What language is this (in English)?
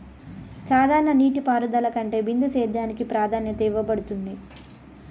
Telugu